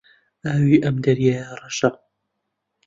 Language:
Central Kurdish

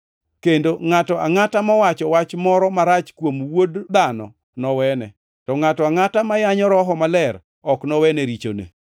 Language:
Luo (Kenya and Tanzania)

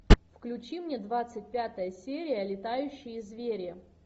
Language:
Russian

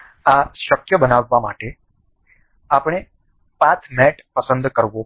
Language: Gujarati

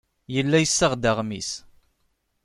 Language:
Kabyle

